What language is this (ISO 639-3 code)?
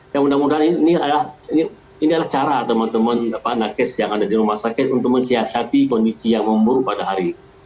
ind